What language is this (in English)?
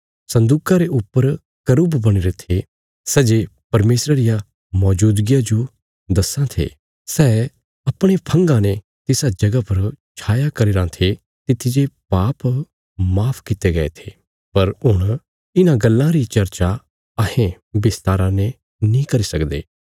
Bilaspuri